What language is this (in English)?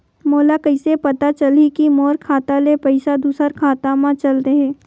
Chhattisgarhi